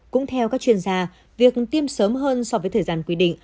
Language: Vietnamese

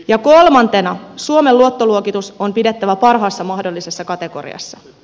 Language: Finnish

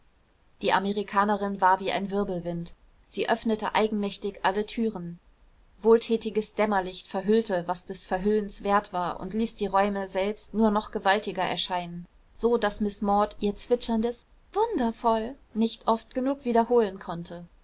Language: German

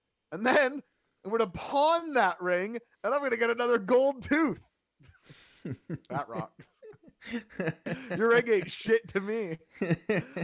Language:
English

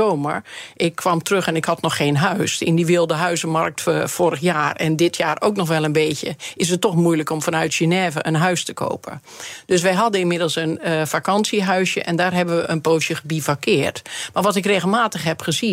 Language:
Dutch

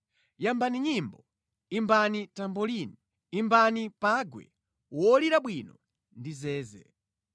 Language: Nyanja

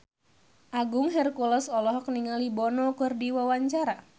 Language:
Sundanese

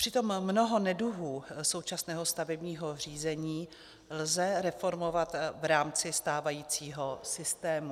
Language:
Czech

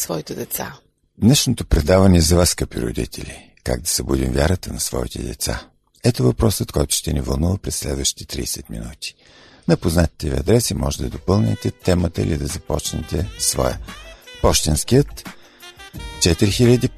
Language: Bulgarian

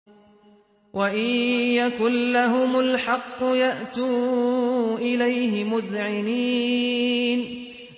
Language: Arabic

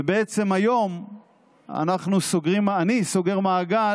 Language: Hebrew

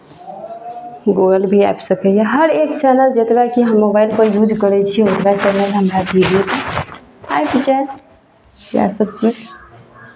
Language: Maithili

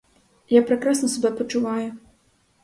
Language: Ukrainian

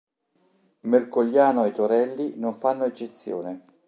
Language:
Italian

